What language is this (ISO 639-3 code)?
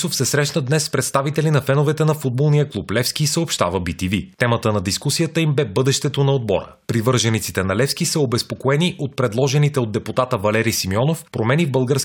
bul